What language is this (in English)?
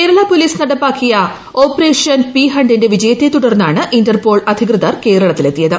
Malayalam